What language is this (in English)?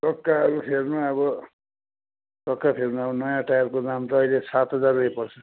Nepali